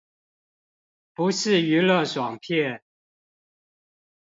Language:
Chinese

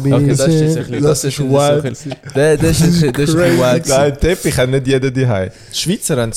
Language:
German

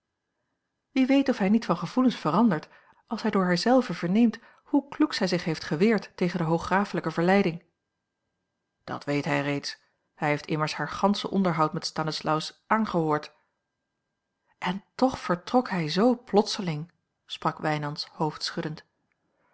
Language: Dutch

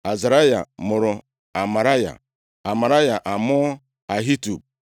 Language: Igbo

